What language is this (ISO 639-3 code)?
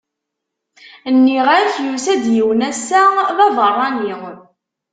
kab